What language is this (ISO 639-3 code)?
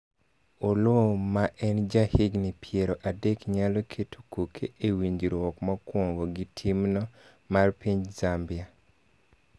luo